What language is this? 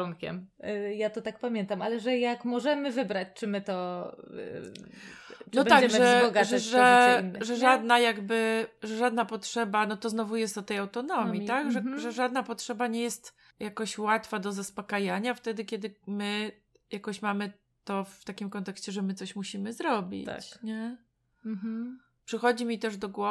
Polish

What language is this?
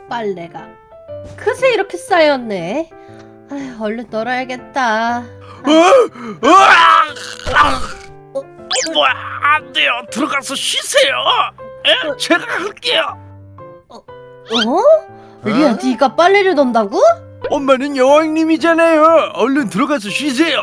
Korean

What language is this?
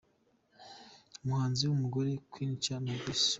Kinyarwanda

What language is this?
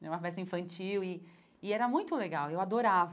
Portuguese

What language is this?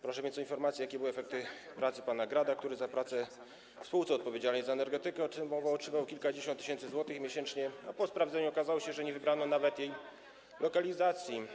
Polish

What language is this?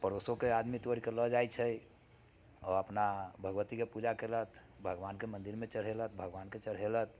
Maithili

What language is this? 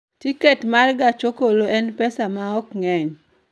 Luo (Kenya and Tanzania)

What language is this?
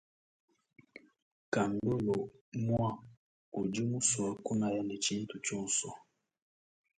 Luba-Lulua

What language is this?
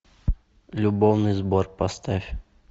Russian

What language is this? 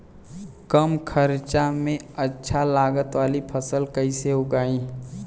Bhojpuri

